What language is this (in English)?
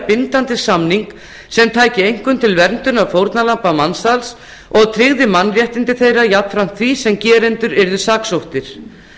Icelandic